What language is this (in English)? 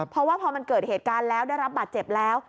Thai